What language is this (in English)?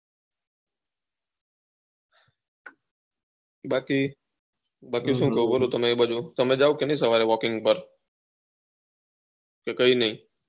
Gujarati